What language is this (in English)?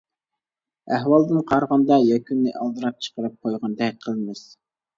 Uyghur